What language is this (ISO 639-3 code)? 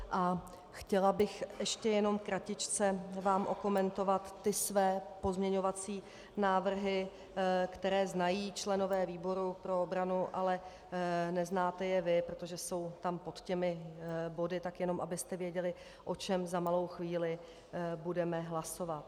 ces